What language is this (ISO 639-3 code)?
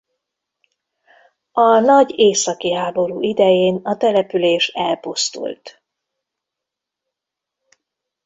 hun